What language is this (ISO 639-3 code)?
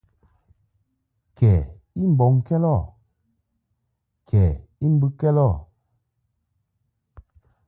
mhk